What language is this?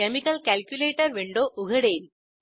Marathi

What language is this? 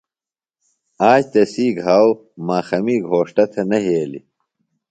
Phalura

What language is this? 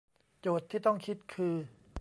Thai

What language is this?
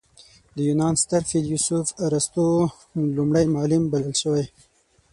Pashto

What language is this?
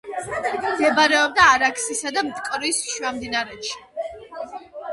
Georgian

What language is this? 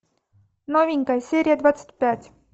Russian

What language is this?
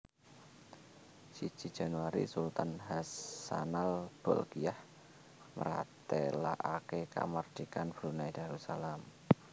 Javanese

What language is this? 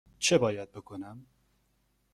Persian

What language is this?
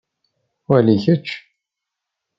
Kabyle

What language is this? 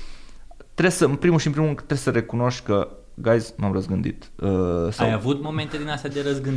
Romanian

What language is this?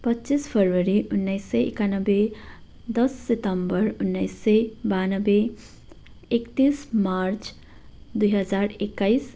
Nepali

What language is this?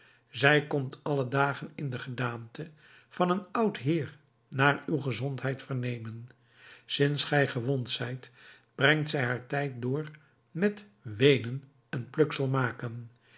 Dutch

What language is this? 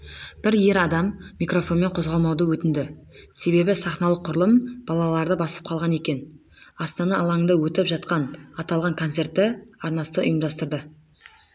Kazakh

